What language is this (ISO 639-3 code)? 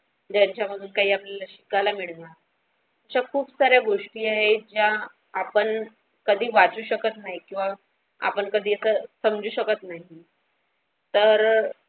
mar